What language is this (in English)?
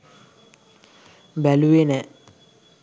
Sinhala